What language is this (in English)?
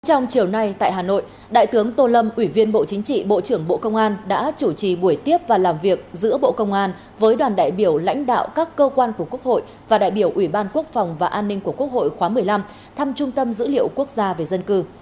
Vietnamese